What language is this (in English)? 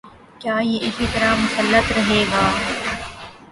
Urdu